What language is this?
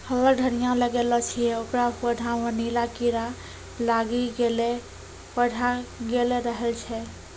Maithili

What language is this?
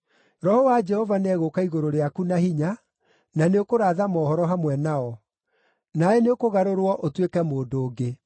Kikuyu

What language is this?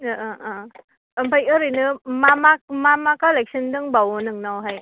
Bodo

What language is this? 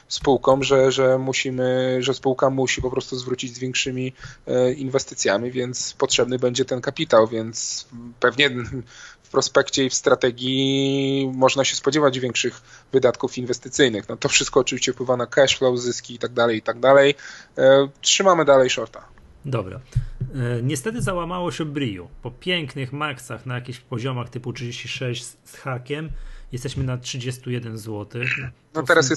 Polish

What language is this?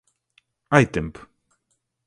Galician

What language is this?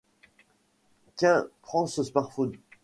French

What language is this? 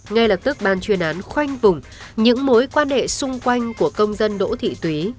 Vietnamese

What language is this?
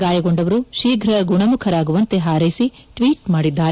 Kannada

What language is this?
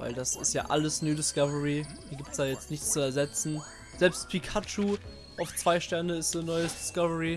German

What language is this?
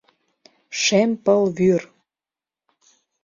Mari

